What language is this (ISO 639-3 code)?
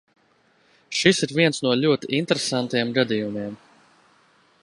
lav